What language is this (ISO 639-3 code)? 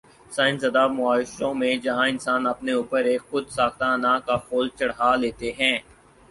urd